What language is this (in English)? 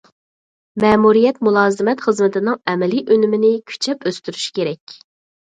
Uyghur